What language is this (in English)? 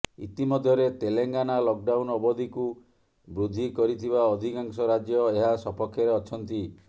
Odia